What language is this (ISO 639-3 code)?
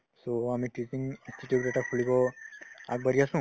asm